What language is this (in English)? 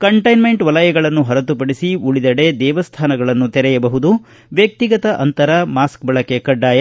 Kannada